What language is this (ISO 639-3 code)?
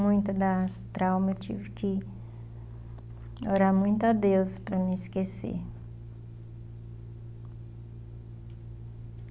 por